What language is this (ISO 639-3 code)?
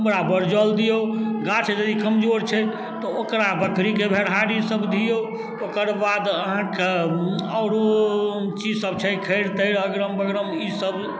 mai